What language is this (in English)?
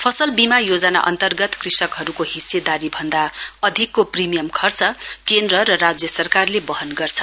Nepali